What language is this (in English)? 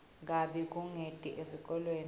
Swati